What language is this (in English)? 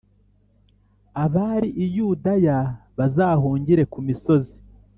Kinyarwanda